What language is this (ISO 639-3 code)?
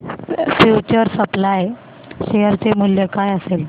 mar